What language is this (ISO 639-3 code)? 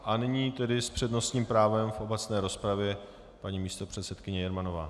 ces